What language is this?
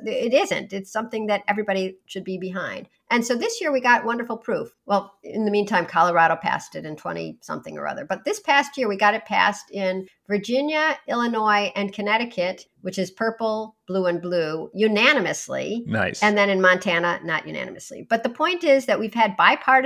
English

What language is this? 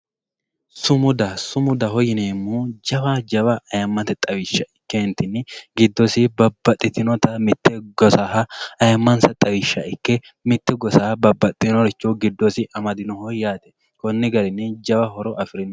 Sidamo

